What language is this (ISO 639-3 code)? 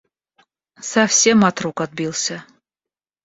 rus